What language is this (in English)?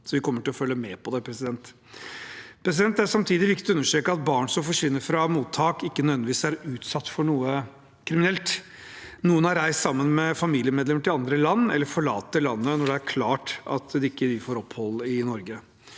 Norwegian